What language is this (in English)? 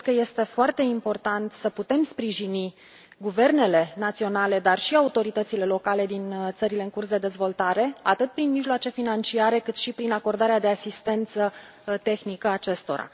Romanian